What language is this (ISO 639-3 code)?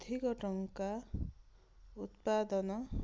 ori